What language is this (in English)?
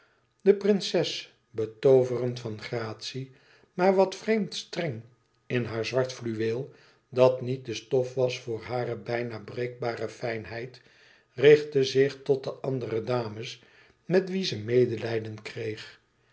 Dutch